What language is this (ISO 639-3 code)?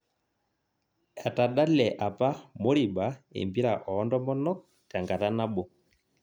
mas